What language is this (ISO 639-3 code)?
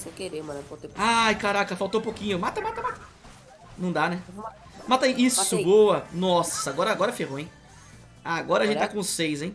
por